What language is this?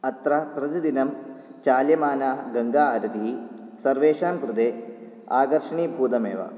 Sanskrit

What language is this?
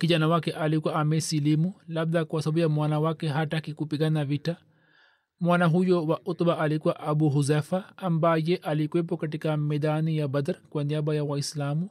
Swahili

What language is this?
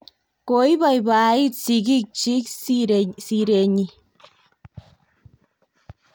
Kalenjin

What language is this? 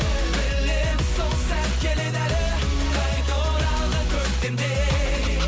Kazakh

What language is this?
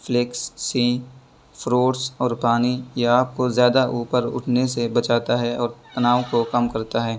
Urdu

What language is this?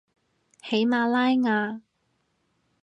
Cantonese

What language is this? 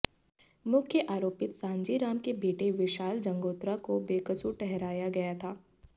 Hindi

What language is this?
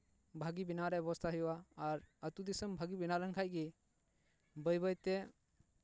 Santali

